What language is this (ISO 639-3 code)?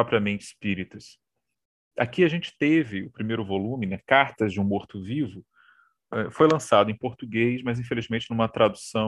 por